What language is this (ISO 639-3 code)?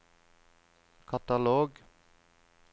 nor